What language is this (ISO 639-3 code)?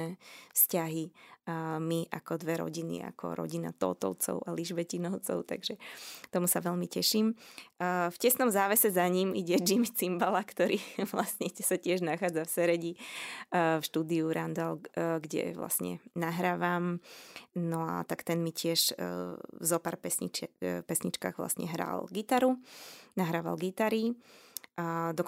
slk